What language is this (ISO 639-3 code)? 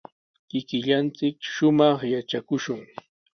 qws